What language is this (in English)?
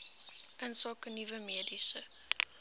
Afrikaans